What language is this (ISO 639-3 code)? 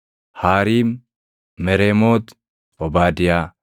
orm